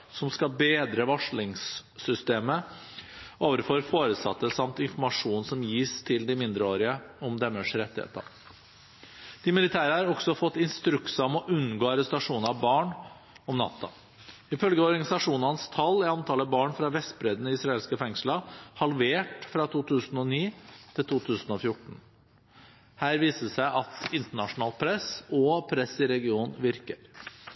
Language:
Norwegian Bokmål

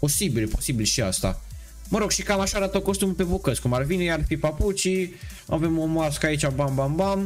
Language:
Romanian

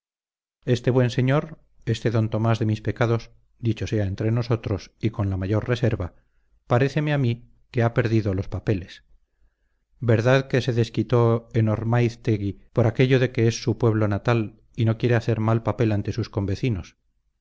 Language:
Spanish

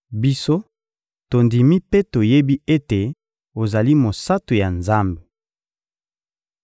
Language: Lingala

